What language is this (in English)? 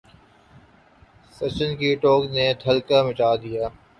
Urdu